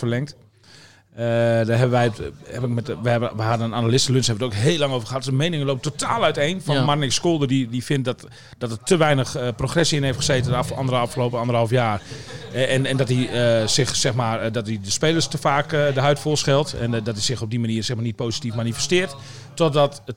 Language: Dutch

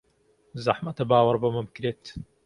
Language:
Central Kurdish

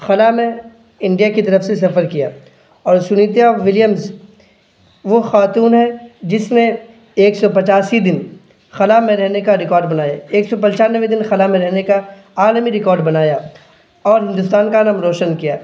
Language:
Urdu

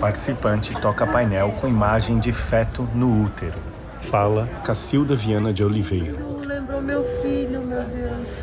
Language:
Portuguese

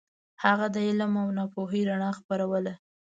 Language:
Pashto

